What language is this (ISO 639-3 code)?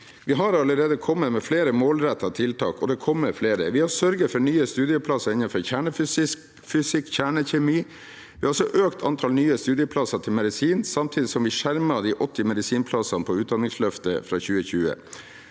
nor